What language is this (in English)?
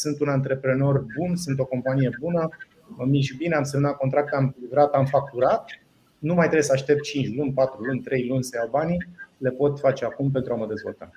Romanian